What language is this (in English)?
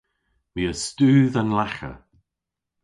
Cornish